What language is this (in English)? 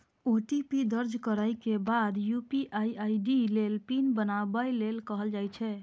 Maithili